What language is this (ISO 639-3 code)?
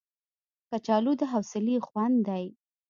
pus